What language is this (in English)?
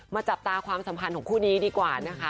Thai